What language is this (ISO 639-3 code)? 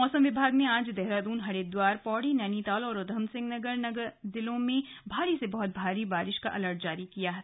hin